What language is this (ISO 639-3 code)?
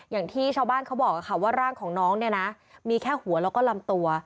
tha